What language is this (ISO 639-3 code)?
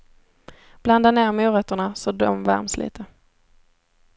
swe